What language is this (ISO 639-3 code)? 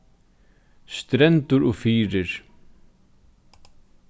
fao